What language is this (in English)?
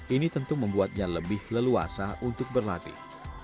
Indonesian